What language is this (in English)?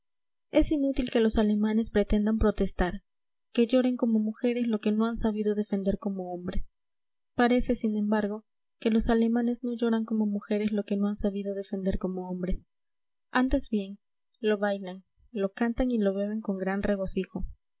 Spanish